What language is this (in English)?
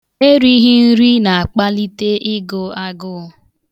Igbo